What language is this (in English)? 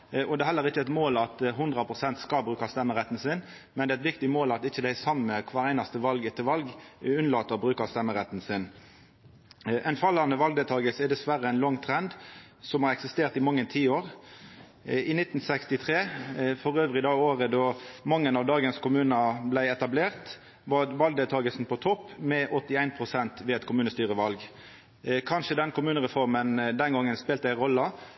Norwegian Nynorsk